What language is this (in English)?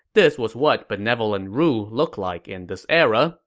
English